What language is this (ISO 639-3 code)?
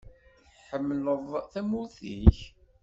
kab